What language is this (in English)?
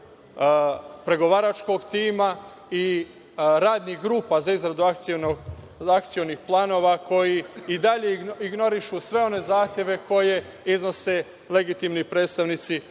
Serbian